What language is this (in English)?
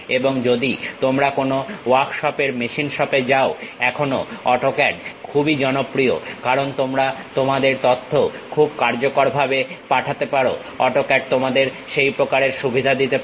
Bangla